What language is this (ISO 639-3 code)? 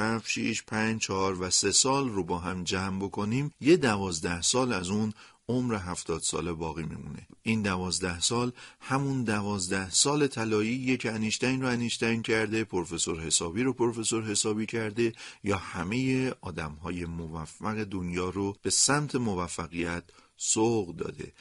fas